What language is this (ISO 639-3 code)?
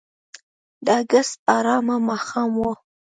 pus